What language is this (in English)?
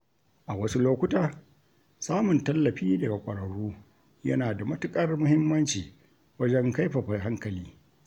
Hausa